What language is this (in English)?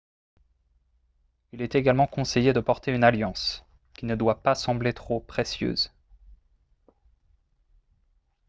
French